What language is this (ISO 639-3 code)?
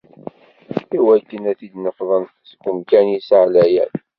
kab